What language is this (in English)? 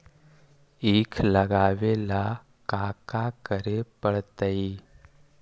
Magahi